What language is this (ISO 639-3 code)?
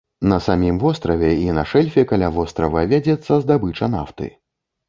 bel